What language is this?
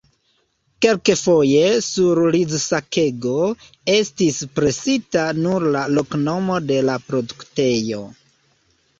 Esperanto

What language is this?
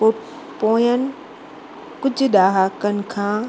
Sindhi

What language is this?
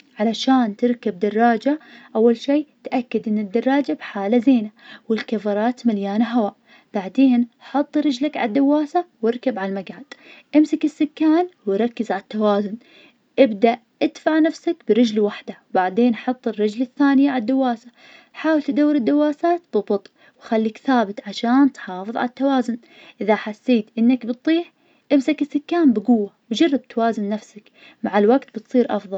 Najdi Arabic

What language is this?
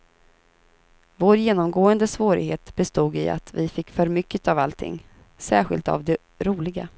Swedish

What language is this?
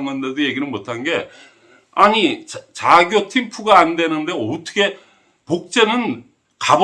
Korean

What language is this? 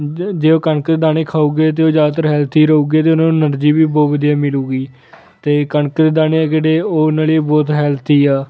Punjabi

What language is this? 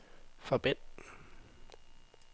Danish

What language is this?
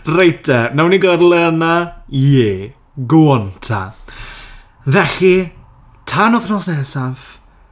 Welsh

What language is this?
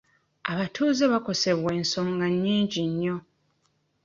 Ganda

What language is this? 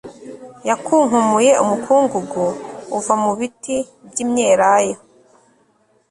Kinyarwanda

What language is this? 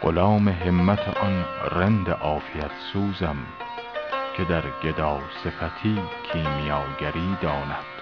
Persian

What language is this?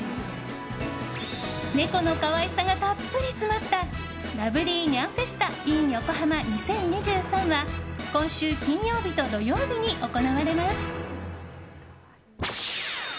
Japanese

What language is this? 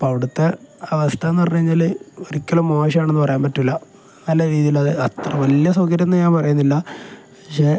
Malayalam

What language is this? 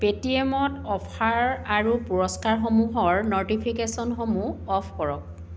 Assamese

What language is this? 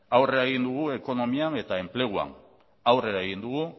Basque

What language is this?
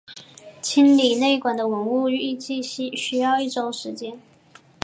Chinese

